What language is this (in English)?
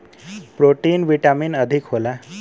Bhojpuri